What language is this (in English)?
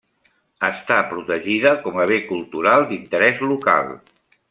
Catalan